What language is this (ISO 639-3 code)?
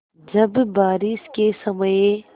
hin